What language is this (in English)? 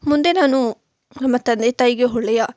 Kannada